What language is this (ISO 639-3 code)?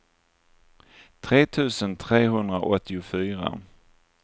swe